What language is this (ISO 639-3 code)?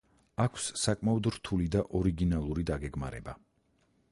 kat